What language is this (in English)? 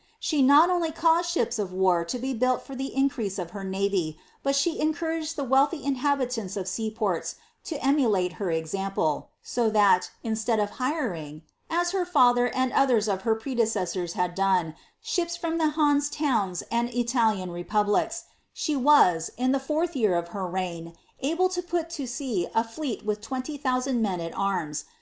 English